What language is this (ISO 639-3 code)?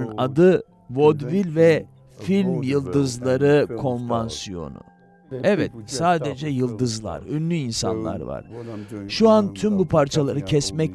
tur